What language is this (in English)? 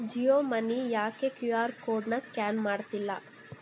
Kannada